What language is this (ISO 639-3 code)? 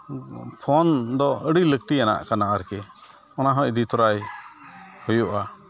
sat